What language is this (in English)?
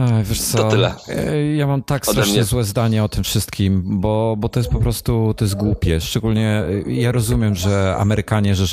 Polish